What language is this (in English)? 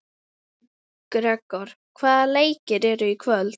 Icelandic